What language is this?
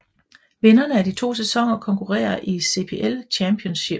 Danish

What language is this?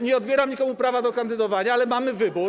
Polish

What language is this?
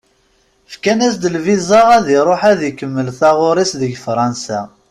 Kabyle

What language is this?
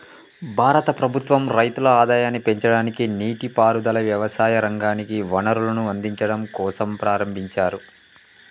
Telugu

